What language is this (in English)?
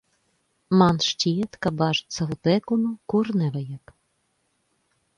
Latvian